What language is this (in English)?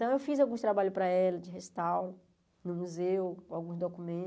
Portuguese